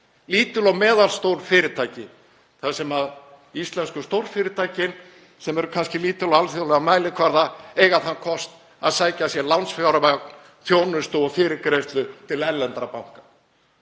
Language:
Icelandic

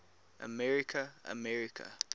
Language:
English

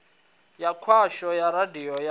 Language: Venda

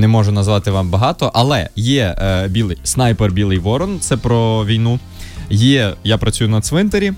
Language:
Ukrainian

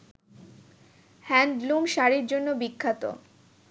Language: Bangla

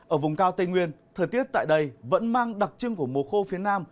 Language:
Vietnamese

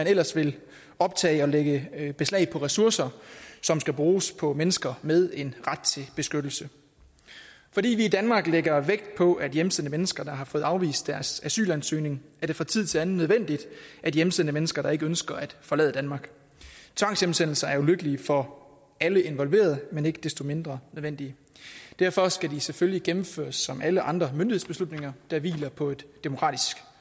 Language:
Danish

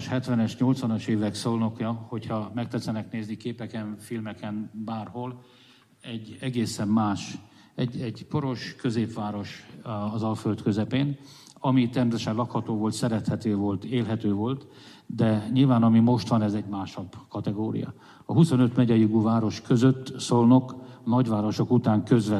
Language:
Hungarian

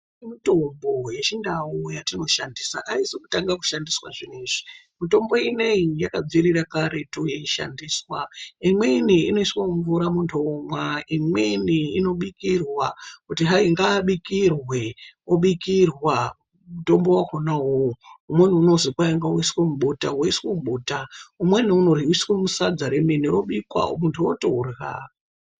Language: Ndau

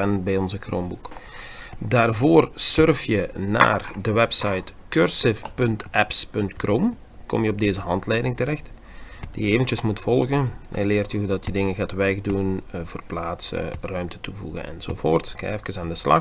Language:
Dutch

